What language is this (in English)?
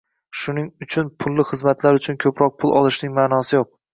Uzbek